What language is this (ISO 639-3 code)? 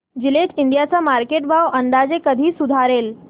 mar